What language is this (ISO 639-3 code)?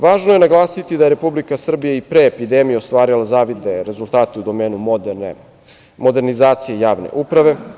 srp